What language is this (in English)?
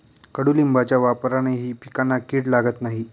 Marathi